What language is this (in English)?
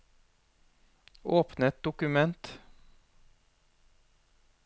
Norwegian